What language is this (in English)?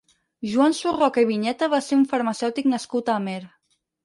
Catalan